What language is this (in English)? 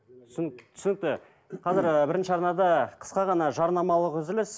Kazakh